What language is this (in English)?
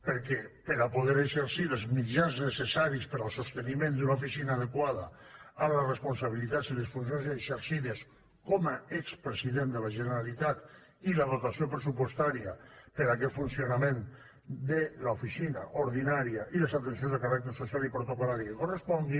Catalan